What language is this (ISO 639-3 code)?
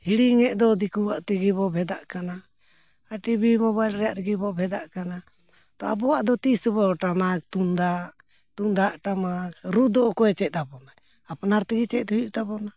sat